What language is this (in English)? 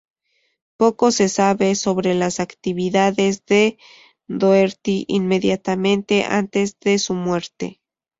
Spanish